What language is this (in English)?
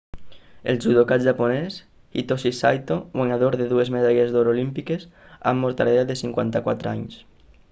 Catalan